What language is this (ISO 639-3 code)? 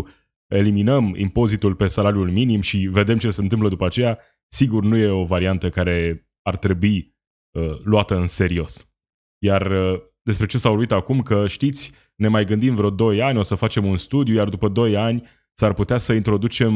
ron